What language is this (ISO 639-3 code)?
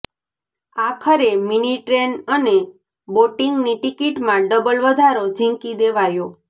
guj